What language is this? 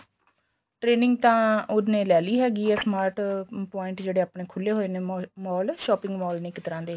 Punjabi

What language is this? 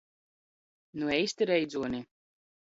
Latgalian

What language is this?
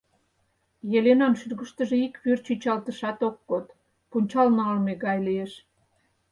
Mari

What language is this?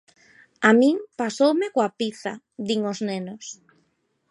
Galician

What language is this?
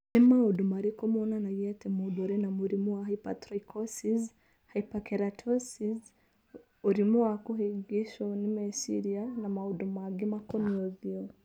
Kikuyu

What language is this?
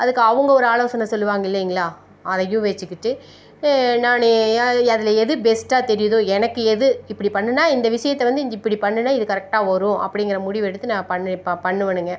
Tamil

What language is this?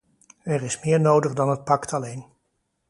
Dutch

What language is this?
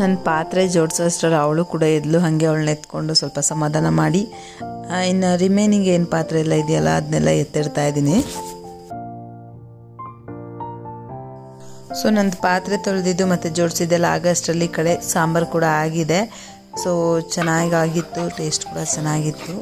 Arabic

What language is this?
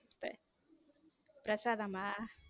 Tamil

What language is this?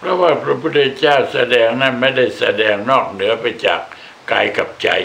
Thai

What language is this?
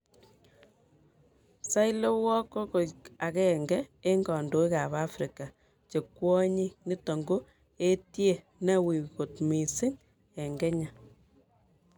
Kalenjin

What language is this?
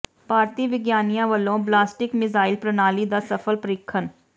Punjabi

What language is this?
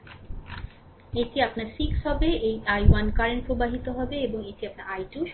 Bangla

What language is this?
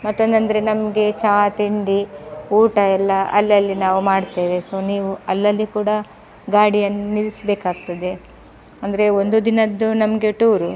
Kannada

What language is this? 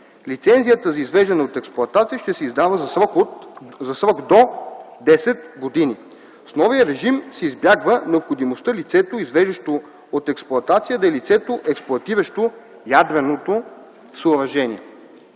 Bulgarian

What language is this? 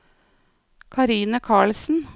Norwegian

